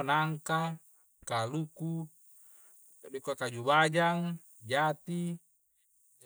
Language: Coastal Konjo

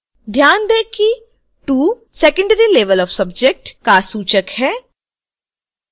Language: Hindi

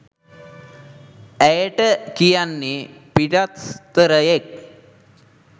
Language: Sinhala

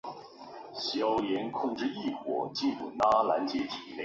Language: Chinese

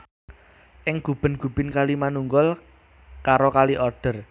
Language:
Javanese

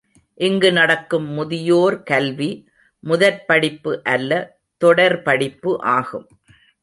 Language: Tamil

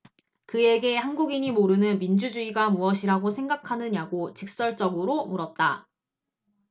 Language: Korean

